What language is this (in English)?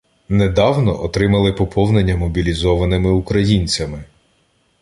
Ukrainian